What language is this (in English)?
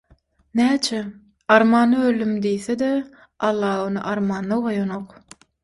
Turkmen